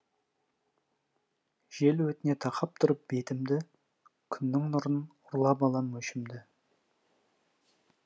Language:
Kazakh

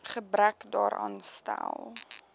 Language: Afrikaans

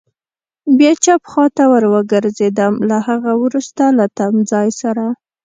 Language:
Pashto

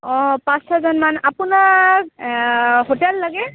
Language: Assamese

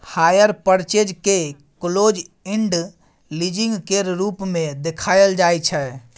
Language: Maithili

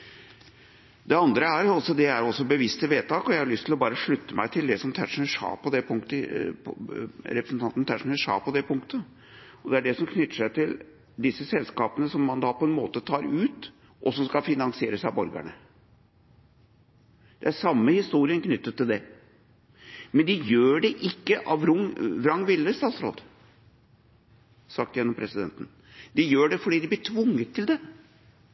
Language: Norwegian Bokmål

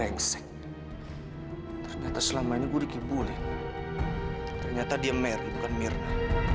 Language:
Indonesian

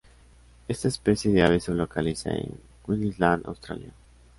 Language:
Spanish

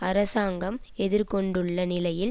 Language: Tamil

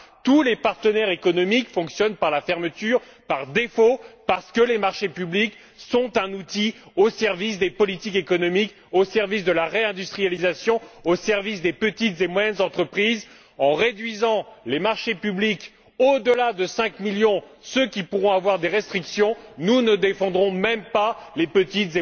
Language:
French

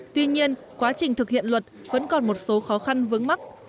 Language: Vietnamese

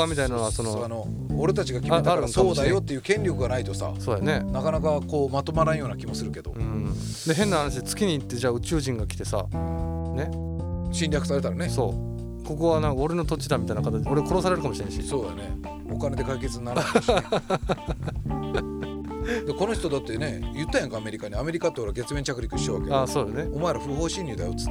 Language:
Japanese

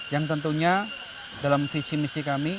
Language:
Indonesian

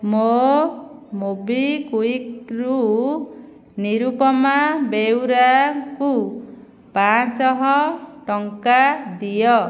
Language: Odia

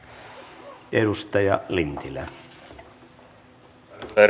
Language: Finnish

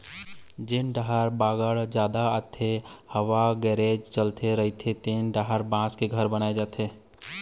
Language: Chhattisgarhi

